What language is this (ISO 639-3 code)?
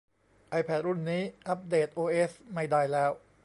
tha